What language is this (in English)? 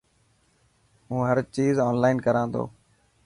Dhatki